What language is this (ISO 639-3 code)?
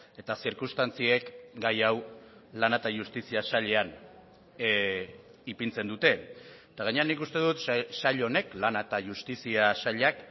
eus